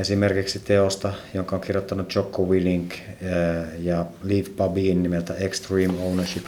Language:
Finnish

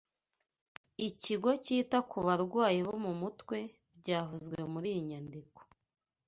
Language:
Kinyarwanda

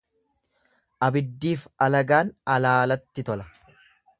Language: Oromo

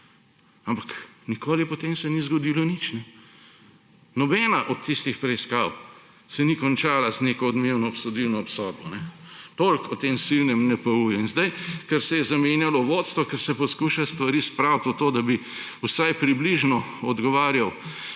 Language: Slovenian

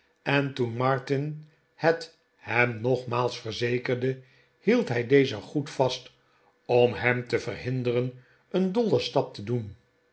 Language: Dutch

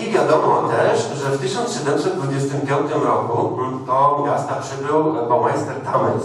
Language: Polish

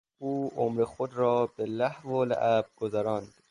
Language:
Persian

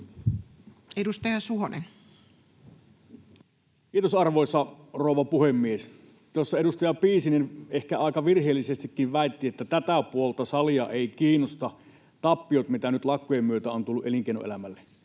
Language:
Finnish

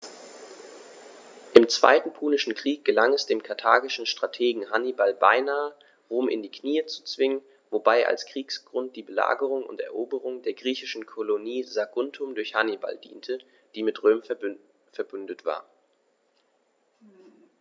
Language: German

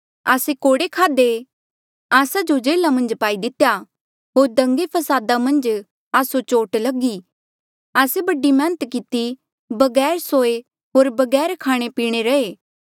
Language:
Mandeali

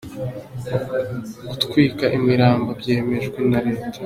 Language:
Kinyarwanda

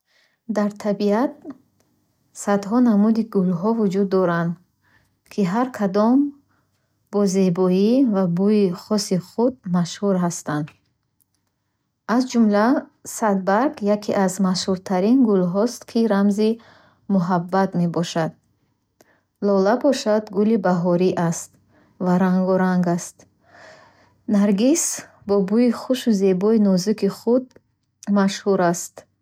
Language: Bukharic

